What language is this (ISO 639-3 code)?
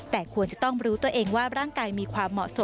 tha